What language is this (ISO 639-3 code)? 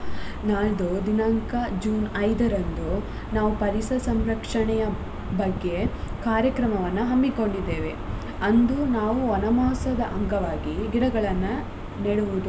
kan